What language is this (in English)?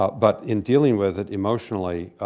English